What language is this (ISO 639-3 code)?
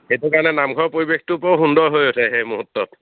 asm